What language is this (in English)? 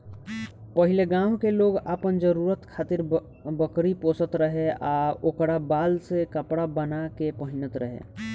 Bhojpuri